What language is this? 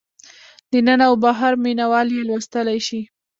Pashto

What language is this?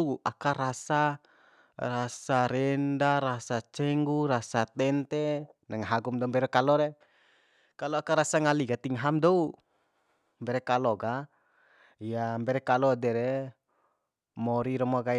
Bima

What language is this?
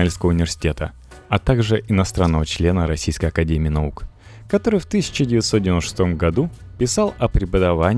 Russian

